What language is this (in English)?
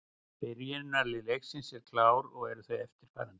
Icelandic